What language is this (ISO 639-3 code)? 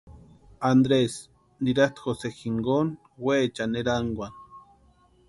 pua